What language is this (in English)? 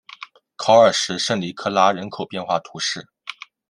Chinese